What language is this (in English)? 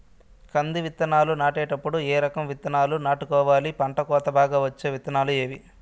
Telugu